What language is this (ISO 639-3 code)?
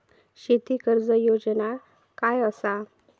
mar